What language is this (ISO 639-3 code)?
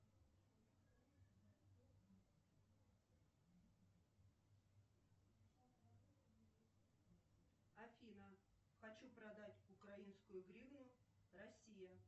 rus